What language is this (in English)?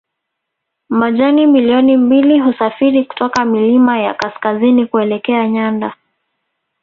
Swahili